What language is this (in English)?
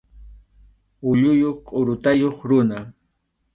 Arequipa-La Unión Quechua